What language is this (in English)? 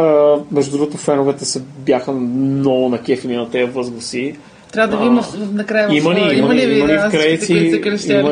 Bulgarian